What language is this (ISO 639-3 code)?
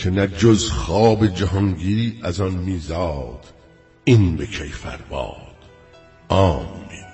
fas